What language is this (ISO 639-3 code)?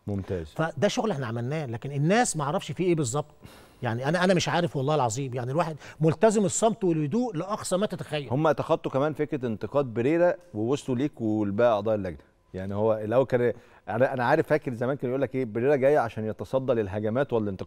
ara